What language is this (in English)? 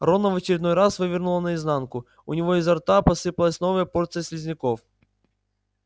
Russian